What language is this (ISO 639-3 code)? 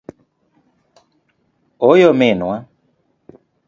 luo